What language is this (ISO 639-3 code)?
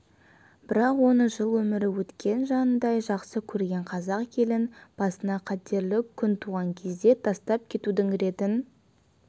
kaz